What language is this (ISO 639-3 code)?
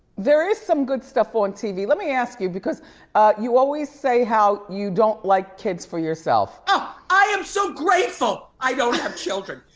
eng